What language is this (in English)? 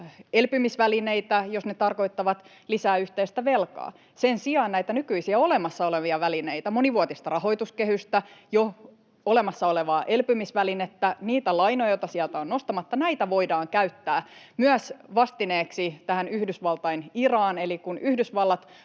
Finnish